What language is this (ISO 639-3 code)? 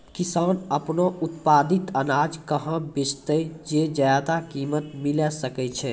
mai